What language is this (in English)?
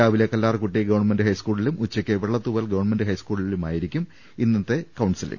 Malayalam